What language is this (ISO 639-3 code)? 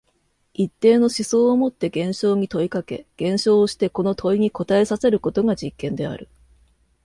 jpn